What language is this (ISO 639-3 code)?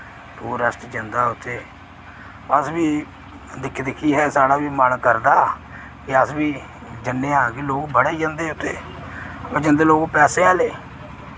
doi